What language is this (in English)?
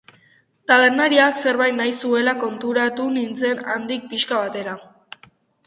Basque